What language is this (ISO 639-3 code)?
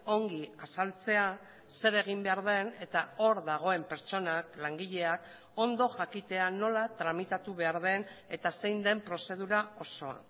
eus